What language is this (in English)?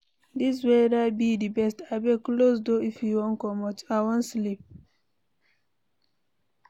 Nigerian Pidgin